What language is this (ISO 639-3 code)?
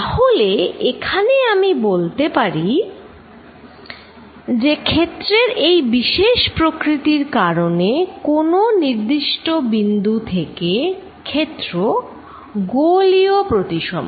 ben